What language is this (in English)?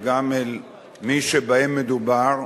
Hebrew